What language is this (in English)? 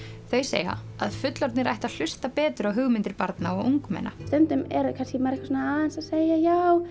Icelandic